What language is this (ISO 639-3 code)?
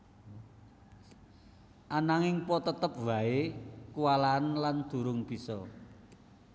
jav